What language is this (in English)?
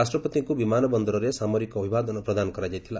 Odia